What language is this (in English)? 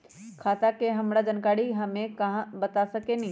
Magahi